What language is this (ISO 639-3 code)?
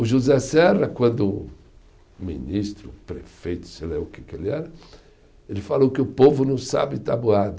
por